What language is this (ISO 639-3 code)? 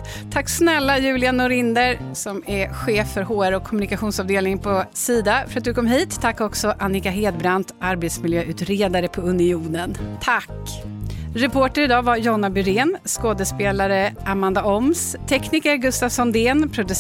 swe